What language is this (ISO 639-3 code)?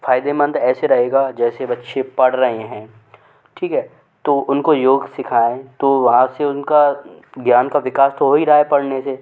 hin